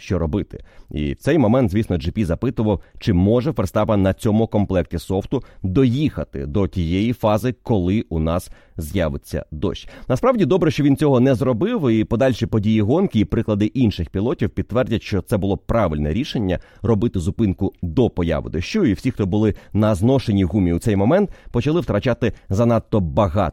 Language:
Ukrainian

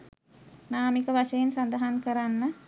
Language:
Sinhala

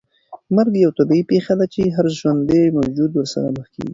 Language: Pashto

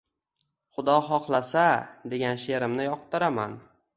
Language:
Uzbek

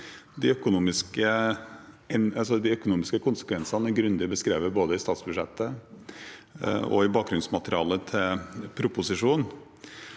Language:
Norwegian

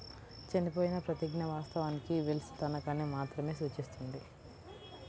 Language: Telugu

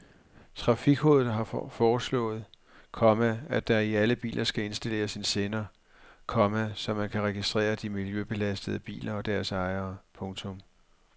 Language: Danish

